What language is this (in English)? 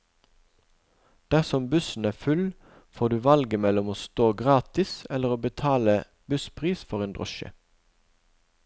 Norwegian